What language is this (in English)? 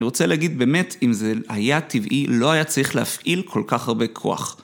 Hebrew